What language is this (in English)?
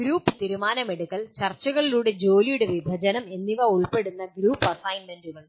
Malayalam